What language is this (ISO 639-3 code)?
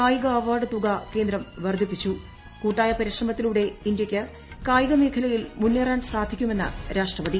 mal